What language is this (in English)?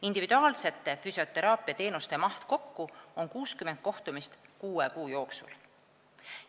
Estonian